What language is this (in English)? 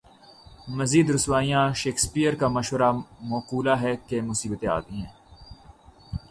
Urdu